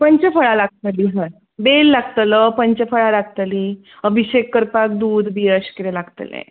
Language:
Konkani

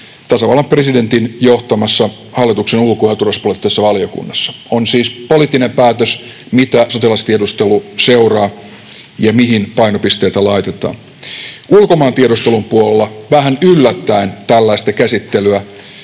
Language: Finnish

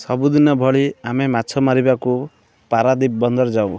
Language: Odia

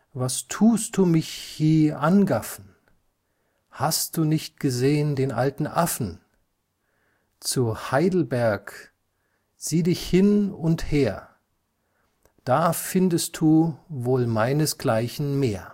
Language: German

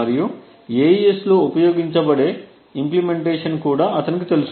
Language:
Telugu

